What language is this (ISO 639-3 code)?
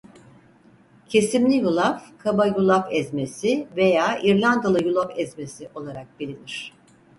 tur